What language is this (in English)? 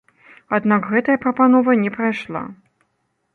Belarusian